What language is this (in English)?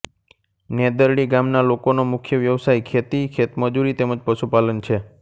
Gujarati